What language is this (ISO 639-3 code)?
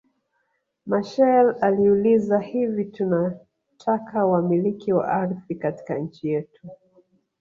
swa